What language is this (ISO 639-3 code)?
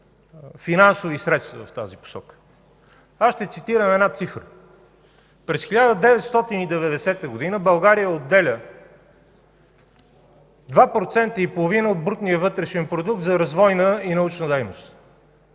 bul